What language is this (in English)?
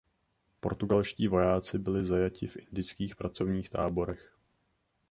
Czech